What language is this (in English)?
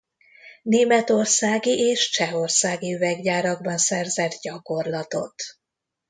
Hungarian